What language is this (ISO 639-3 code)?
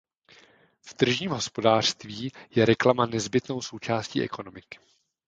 ces